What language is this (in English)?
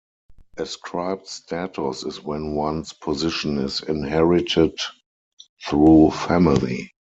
English